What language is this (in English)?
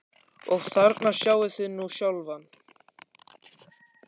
Icelandic